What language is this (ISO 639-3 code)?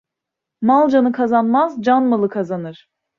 tur